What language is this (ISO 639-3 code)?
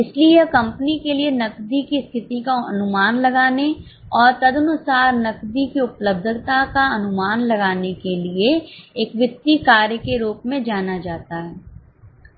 hin